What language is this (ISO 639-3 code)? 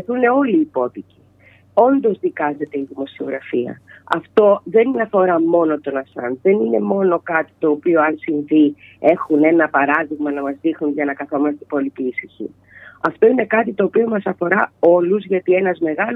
ell